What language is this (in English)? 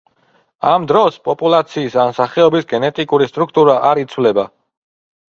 Georgian